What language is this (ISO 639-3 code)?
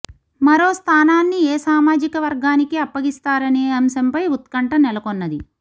tel